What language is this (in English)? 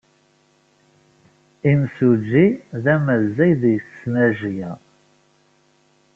Kabyle